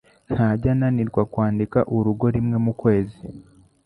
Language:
Kinyarwanda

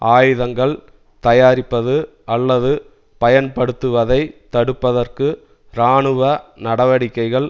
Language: Tamil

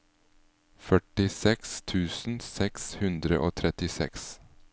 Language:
Norwegian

